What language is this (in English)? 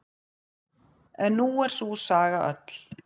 Icelandic